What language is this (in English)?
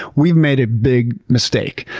English